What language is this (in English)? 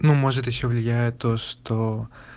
Russian